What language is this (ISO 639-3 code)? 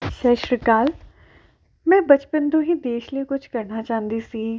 pan